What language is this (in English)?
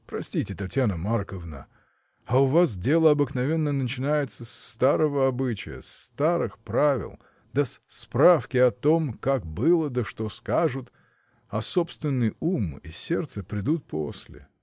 Russian